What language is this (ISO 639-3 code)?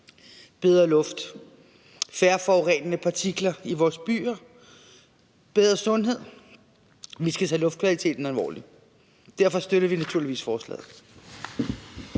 dan